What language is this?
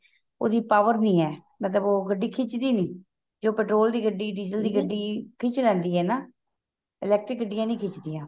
Punjabi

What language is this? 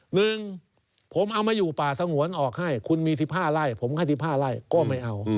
Thai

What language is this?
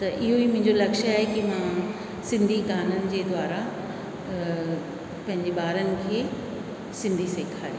Sindhi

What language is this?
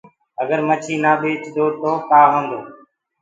Gurgula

